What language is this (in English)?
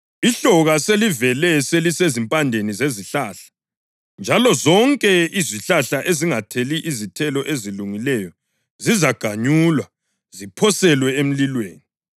North Ndebele